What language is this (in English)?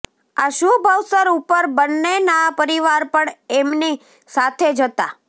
Gujarati